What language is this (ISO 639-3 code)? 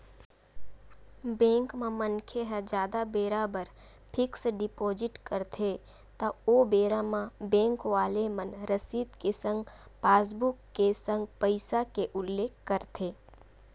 hne